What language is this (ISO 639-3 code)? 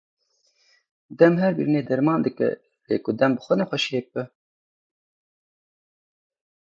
kur